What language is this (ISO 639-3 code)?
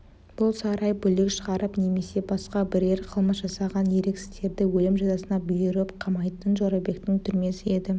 kaz